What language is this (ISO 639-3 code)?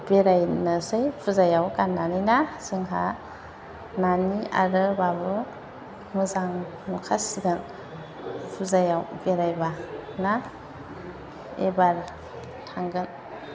brx